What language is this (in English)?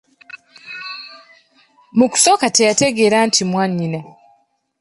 Ganda